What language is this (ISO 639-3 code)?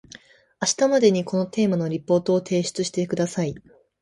jpn